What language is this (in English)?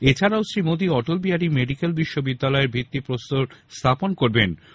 Bangla